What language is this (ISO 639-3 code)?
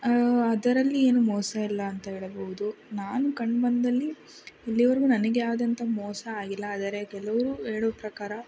kan